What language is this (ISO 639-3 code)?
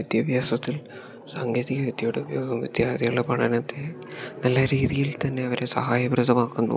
mal